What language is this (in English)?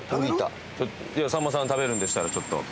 Japanese